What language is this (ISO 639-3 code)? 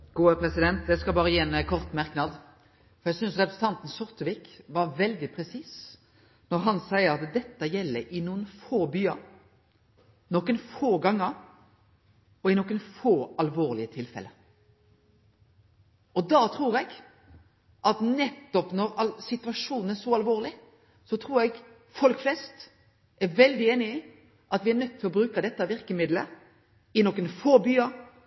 nno